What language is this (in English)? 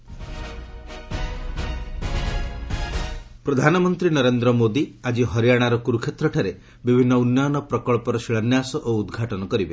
Odia